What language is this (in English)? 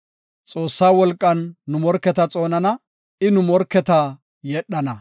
Gofa